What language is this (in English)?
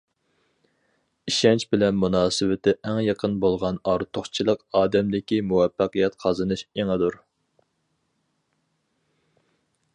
Uyghur